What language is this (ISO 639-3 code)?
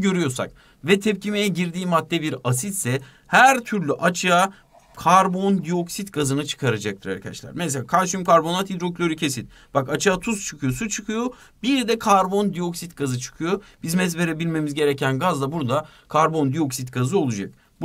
tur